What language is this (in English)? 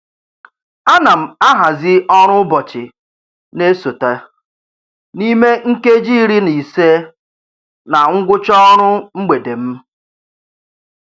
Igbo